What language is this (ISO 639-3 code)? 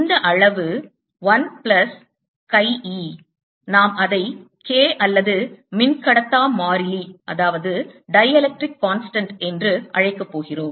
tam